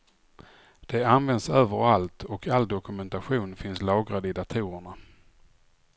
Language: Swedish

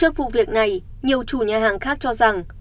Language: Vietnamese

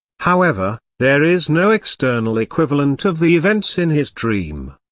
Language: English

